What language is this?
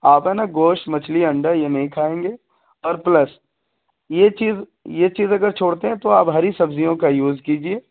Urdu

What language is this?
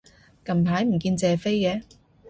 Cantonese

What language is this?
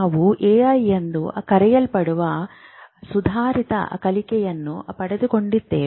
Kannada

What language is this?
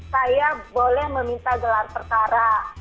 Indonesian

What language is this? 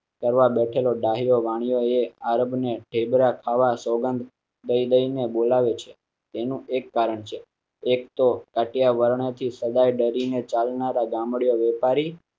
Gujarati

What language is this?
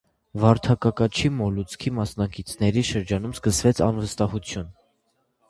Armenian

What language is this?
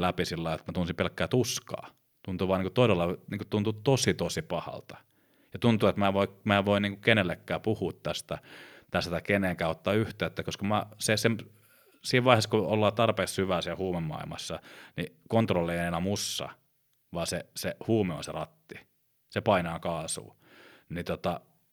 Finnish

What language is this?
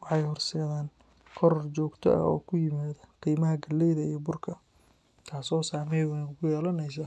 Somali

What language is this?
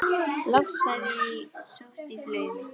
Icelandic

